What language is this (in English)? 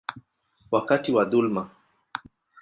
Swahili